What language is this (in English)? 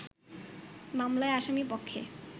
Bangla